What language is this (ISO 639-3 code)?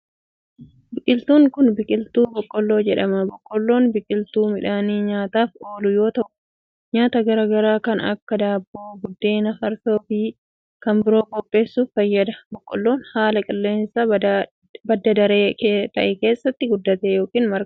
orm